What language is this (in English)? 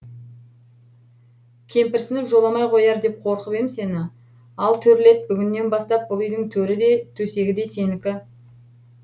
Kazakh